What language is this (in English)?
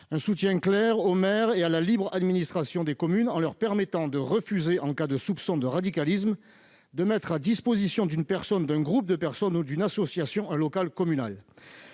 French